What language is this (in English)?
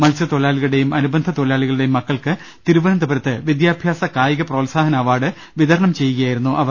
Malayalam